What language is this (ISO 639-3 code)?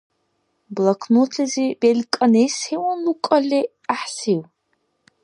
dar